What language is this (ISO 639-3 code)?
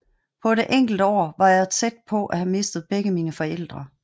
dan